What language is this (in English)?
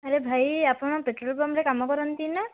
Odia